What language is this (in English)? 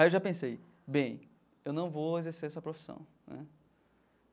Portuguese